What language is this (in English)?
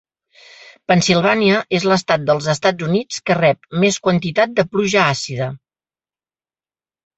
Catalan